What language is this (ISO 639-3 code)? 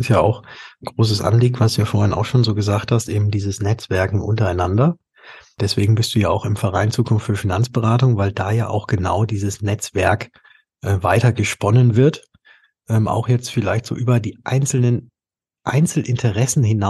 deu